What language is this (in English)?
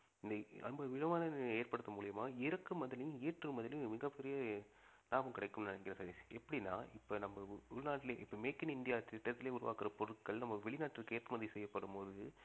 Tamil